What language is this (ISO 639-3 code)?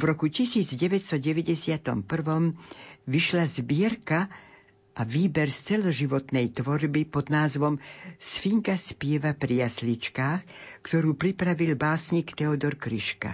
slk